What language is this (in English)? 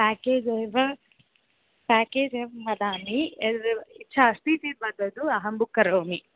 Sanskrit